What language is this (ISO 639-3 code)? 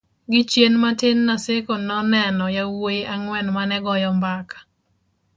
luo